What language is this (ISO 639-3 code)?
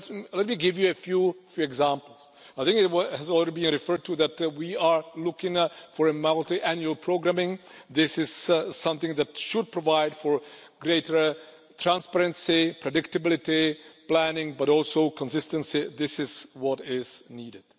eng